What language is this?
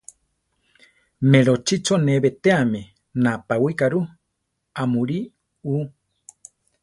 Central Tarahumara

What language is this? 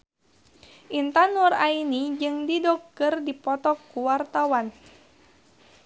Sundanese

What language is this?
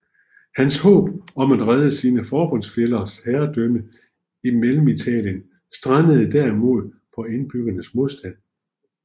Danish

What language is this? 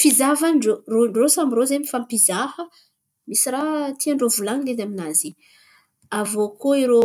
Antankarana Malagasy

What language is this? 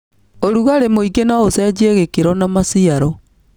Kikuyu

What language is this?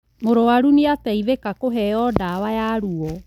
Kikuyu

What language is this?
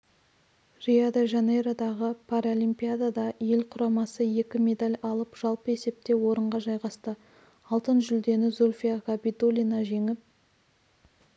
Kazakh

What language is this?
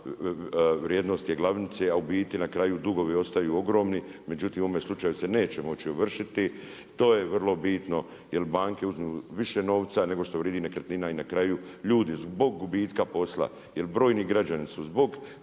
Croatian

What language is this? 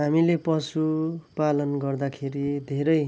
Nepali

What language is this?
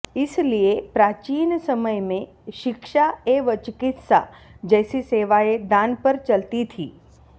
Sanskrit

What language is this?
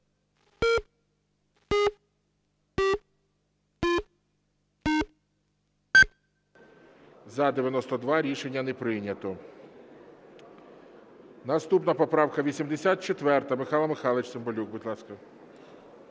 Ukrainian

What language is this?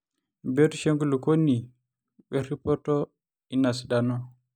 Masai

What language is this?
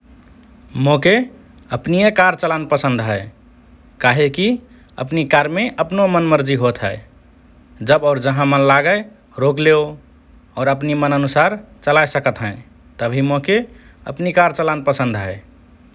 Rana Tharu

